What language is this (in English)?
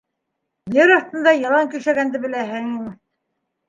Bashkir